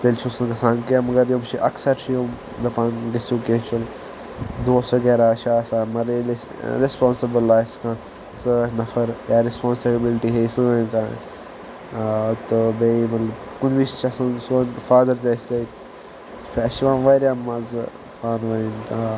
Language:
Kashmiri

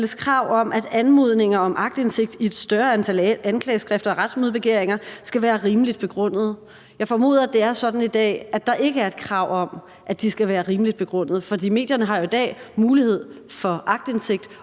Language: Danish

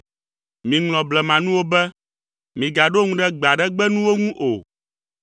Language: Ewe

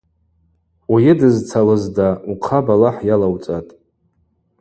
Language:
Abaza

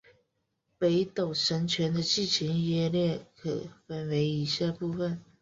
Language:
Chinese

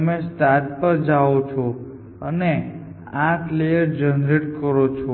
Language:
Gujarati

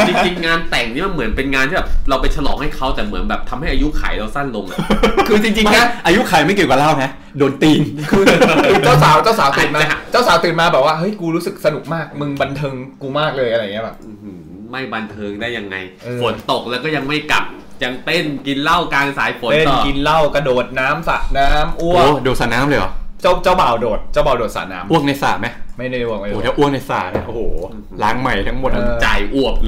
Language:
Thai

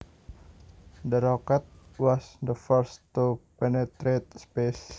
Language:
Javanese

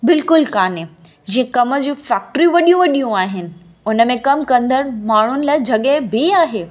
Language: Sindhi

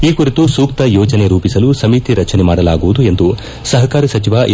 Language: Kannada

